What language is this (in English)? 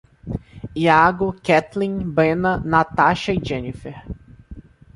Portuguese